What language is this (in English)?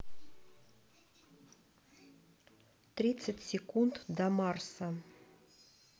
Russian